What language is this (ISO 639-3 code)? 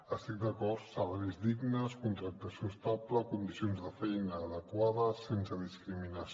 cat